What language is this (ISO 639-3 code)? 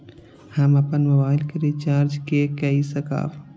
mai